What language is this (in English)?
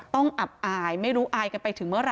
Thai